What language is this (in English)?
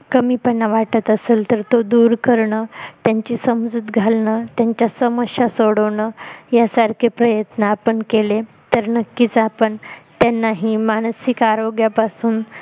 Marathi